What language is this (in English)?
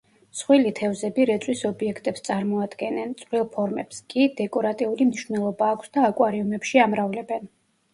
Georgian